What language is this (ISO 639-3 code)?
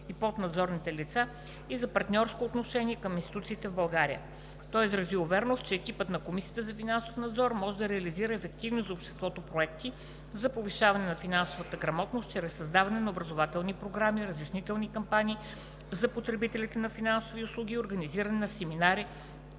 bul